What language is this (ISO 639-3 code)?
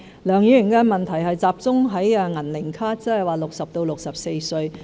yue